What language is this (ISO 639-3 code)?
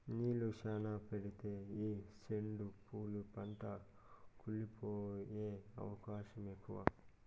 tel